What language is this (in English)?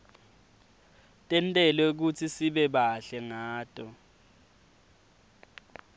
Swati